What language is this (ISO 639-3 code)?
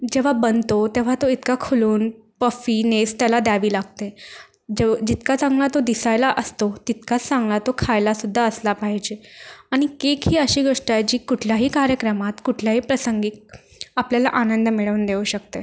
mar